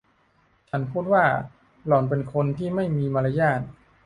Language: Thai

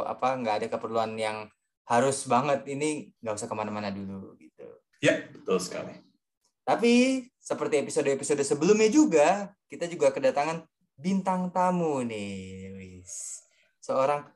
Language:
Indonesian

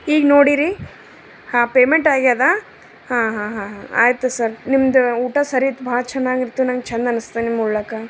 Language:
Kannada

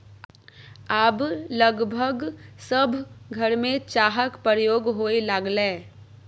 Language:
Maithili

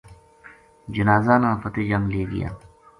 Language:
Gujari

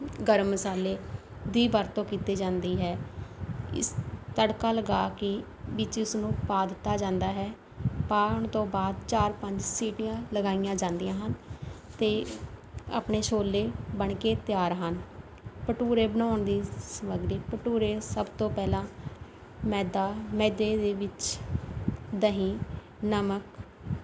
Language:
Punjabi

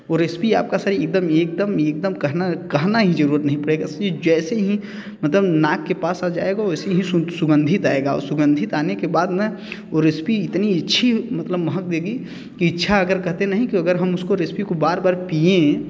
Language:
Hindi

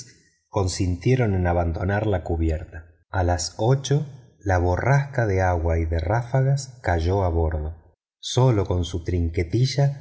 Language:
Spanish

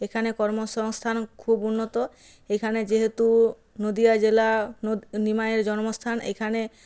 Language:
Bangla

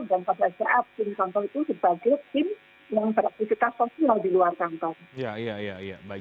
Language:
Indonesian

